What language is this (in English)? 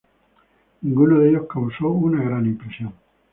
Spanish